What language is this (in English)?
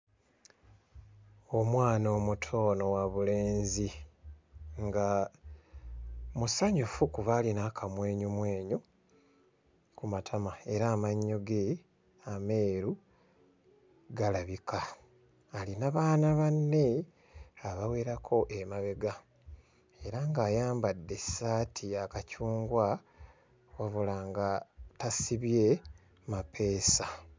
Ganda